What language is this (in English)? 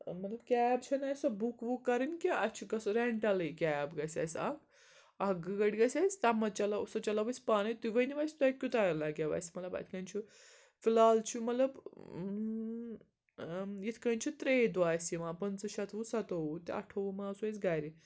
Kashmiri